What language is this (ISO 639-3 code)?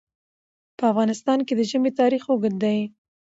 pus